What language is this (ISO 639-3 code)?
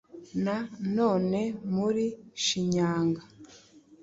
kin